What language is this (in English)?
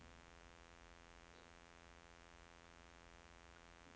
Norwegian